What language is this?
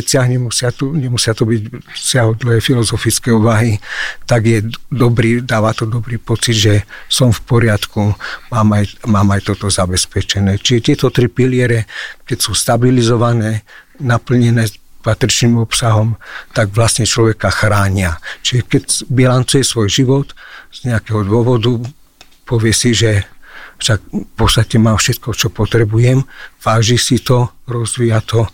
Slovak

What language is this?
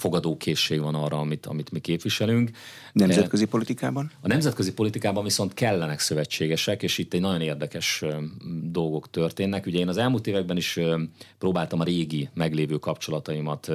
Hungarian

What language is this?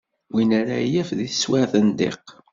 Kabyle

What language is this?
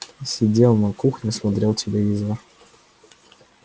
Russian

